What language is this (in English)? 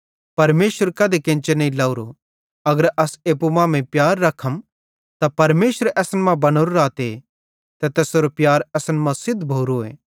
Bhadrawahi